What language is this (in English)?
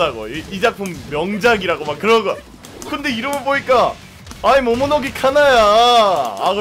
Korean